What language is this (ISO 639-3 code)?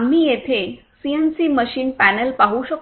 mar